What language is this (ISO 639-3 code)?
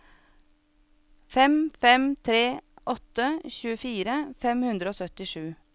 nor